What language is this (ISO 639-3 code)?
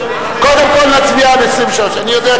heb